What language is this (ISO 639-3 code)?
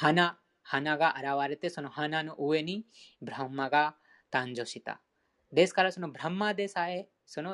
jpn